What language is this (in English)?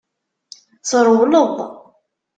Kabyle